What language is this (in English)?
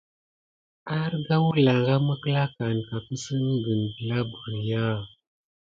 Gidar